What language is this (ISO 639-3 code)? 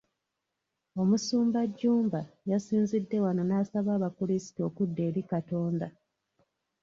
lug